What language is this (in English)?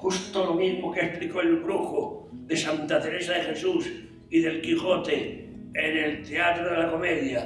Spanish